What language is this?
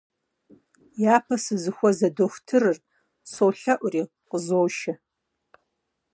Kabardian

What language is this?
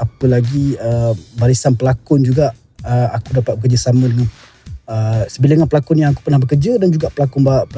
Malay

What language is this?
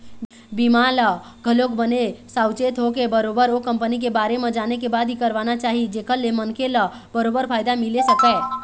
Chhattisgarhi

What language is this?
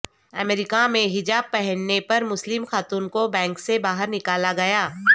Urdu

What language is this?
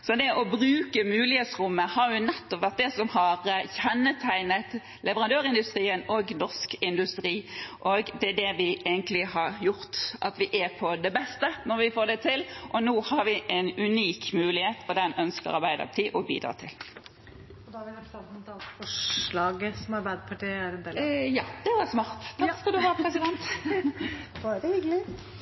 Norwegian Bokmål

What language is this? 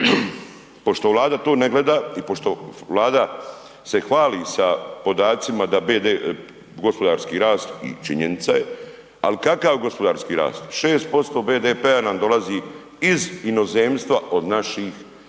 Croatian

